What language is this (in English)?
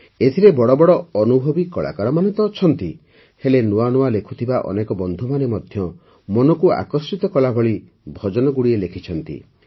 Odia